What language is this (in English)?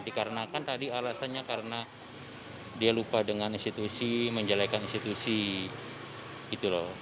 Indonesian